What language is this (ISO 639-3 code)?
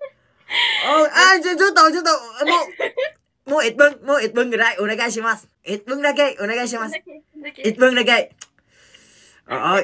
jpn